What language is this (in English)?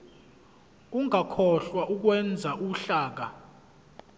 Zulu